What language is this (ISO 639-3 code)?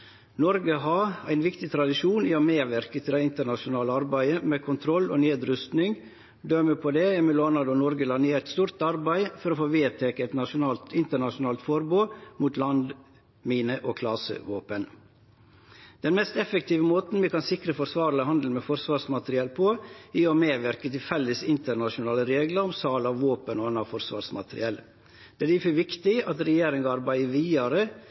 nno